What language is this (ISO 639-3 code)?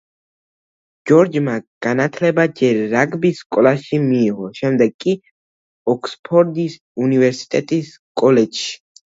kat